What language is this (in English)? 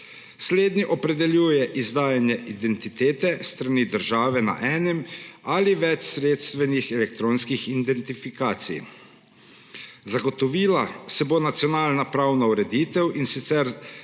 Slovenian